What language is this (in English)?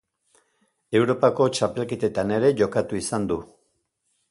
Basque